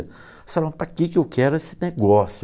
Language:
Portuguese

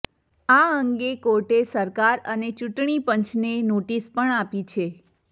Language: Gujarati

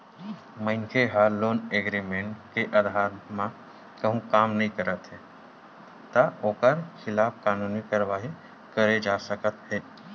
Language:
Chhattisgarhi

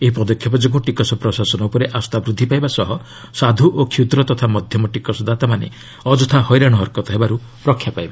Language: Odia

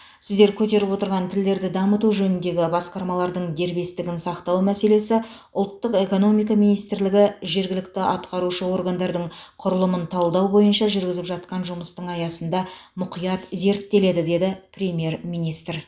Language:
Kazakh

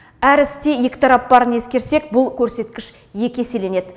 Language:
Kazakh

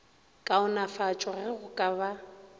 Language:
Northern Sotho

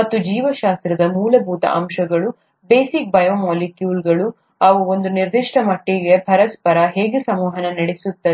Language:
Kannada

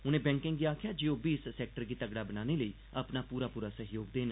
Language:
Dogri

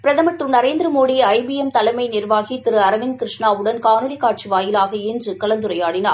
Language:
Tamil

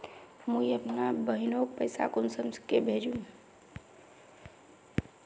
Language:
Magahi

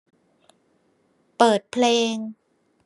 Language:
Thai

